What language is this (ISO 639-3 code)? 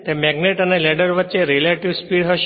guj